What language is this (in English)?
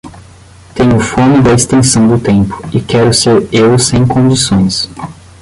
Portuguese